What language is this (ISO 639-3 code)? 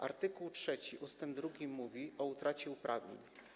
pol